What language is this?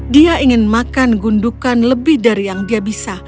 Indonesian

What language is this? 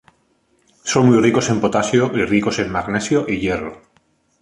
Spanish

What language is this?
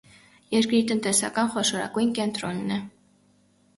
Armenian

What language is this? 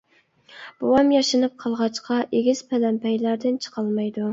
Uyghur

